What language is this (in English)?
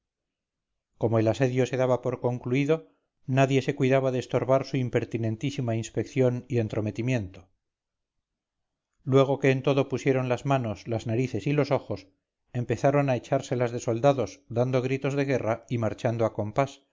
Spanish